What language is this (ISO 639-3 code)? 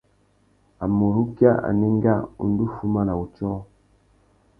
bag